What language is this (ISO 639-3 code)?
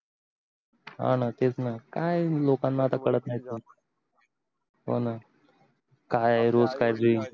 mar